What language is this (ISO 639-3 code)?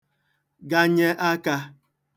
ibo